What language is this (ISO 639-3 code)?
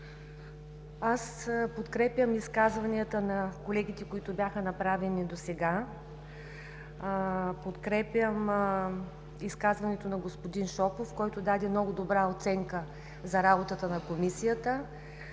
bul